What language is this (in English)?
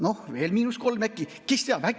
Estonian